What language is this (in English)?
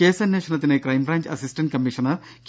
Malayalam